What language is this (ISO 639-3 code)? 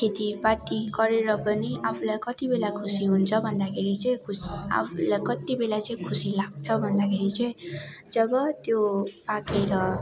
nep